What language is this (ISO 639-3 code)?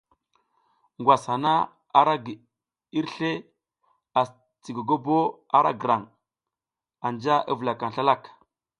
giz